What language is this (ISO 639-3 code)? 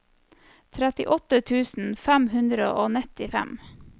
nor